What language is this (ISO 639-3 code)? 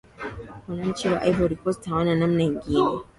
swa